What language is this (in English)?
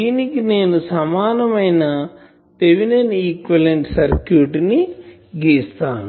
Telugu